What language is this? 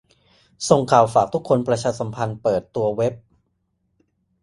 Thai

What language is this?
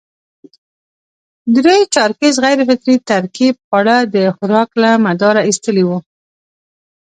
Pashto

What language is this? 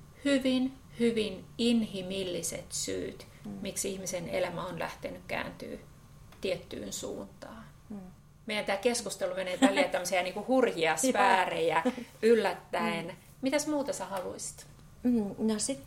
Finnish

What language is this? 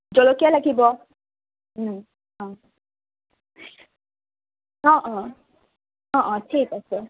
Assamese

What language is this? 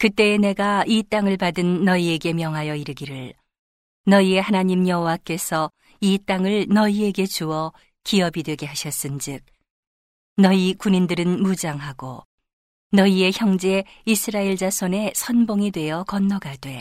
Korean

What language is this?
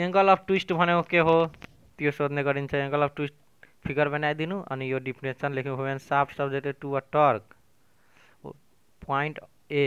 Hindi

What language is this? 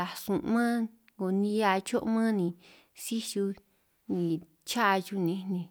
San Martín Itunyoso Triqui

